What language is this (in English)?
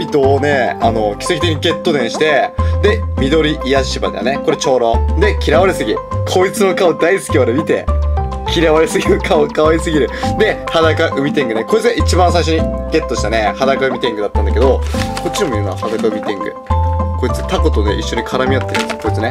Japanese